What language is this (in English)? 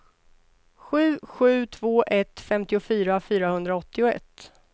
Swedish